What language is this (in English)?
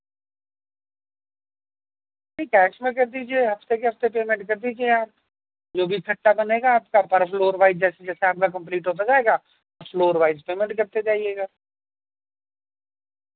Urdu